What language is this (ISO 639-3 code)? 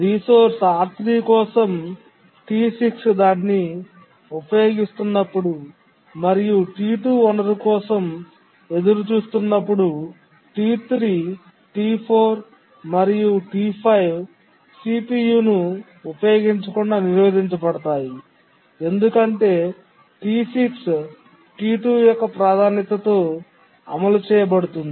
tel